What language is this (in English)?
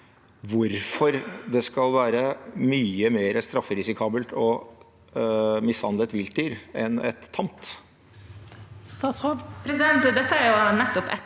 Norwegian